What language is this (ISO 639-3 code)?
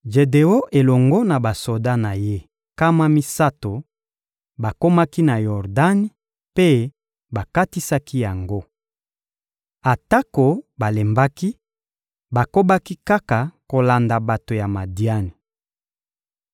lin